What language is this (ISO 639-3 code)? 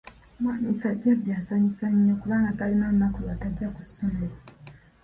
lug